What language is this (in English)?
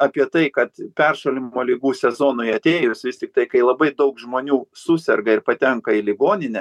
Lithuanian